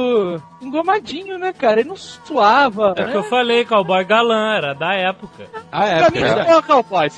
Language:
Portuguese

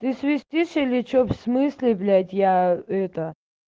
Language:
Russian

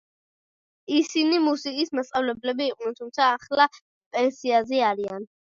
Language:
Georgian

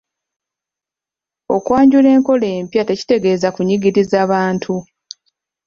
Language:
Ganda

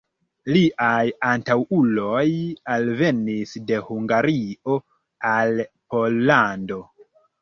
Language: Esperanto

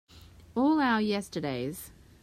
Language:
English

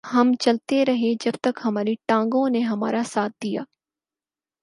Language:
Urdu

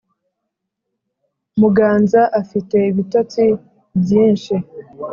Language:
Kinyarwanda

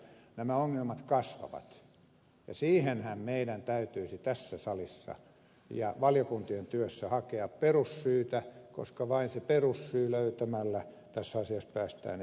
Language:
Finnish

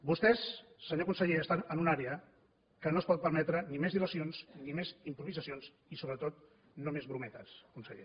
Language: Catalan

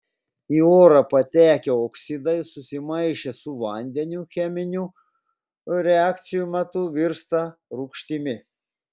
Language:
Lithuanian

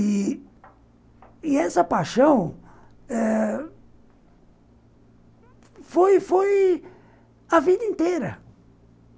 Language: Portuguese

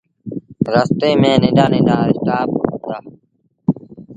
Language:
Sindhi Bhil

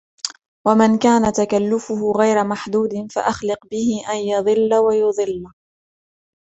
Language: Arabic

